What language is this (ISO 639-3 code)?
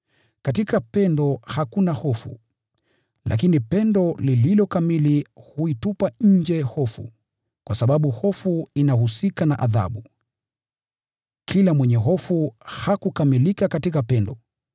swa